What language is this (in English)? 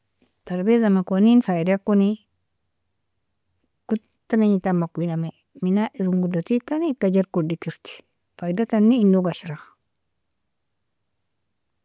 Nobiin